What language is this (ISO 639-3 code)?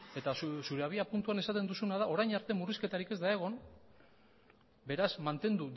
eus